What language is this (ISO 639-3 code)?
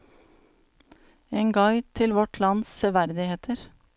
nor